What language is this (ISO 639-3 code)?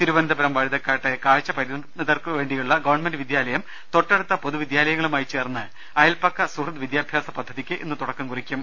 mal